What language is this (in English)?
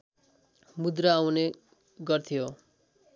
Nepali